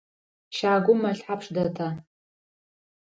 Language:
Adyghe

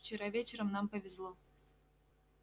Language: Russian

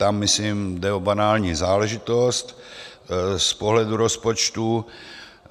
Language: Czech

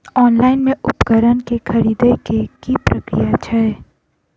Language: Maithili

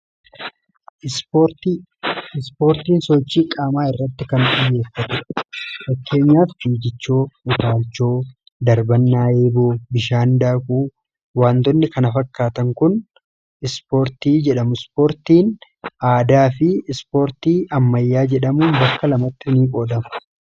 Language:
Oromo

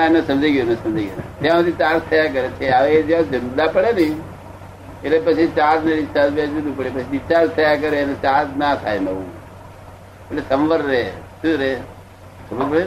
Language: Gujarati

